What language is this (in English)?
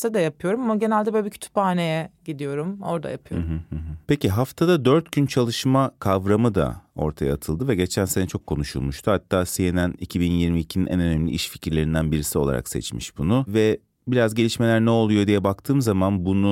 Turkish